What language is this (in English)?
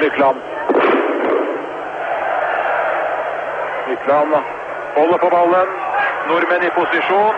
Swedish